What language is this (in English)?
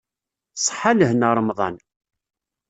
Kabyle